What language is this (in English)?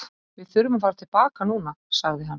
Icelandic